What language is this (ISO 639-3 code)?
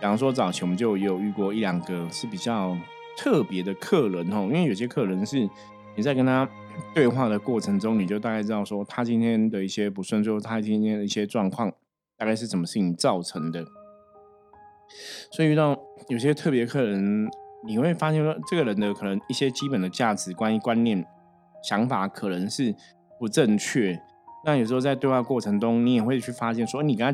zho